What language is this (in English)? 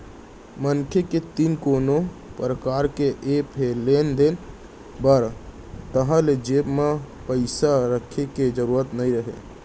Chhattisgarhi